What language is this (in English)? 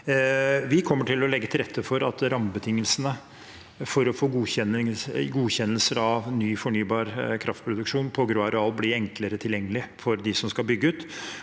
Norwegian